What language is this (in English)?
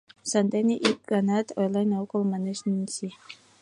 Mari